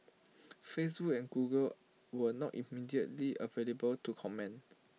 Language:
English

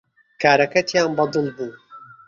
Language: Central Kurdish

